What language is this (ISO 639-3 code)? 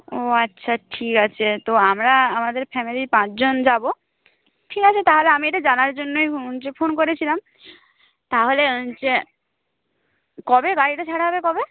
ben